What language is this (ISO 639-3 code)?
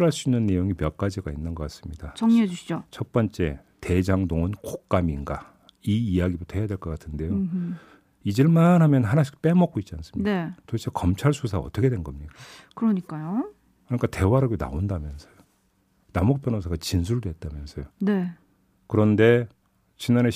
kor